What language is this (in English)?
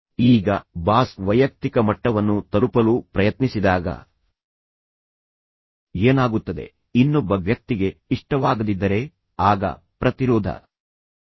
Kannada